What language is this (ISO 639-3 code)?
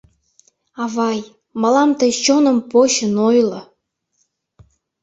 chm